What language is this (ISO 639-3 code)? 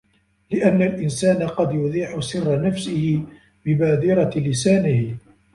ara